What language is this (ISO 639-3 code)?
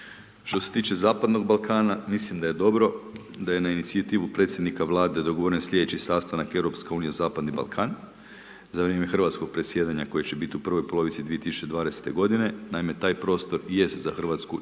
hrv